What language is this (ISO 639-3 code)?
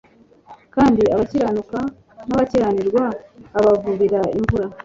kin